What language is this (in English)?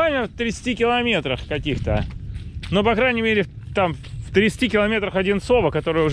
Russian